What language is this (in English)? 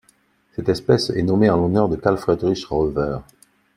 French